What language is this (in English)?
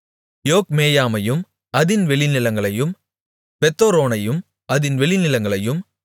Tamil